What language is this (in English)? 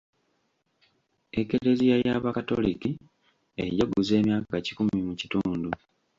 Ganda